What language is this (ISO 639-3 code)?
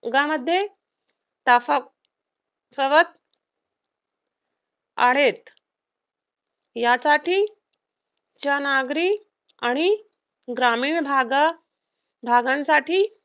mar